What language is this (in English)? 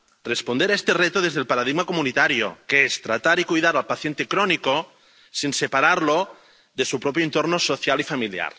Spanish